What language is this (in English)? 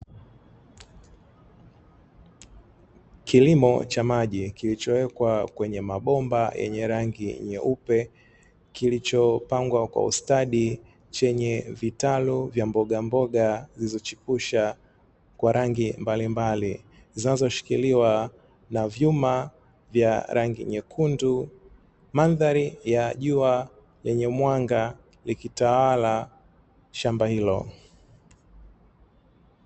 Swahili